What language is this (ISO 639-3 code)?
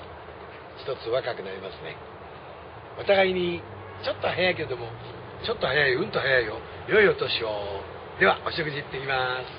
jpn